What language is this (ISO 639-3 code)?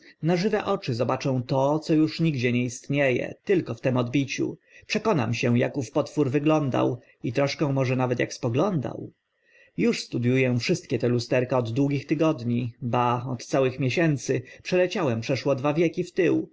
pol